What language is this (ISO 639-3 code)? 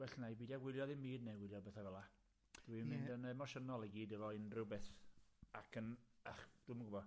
cym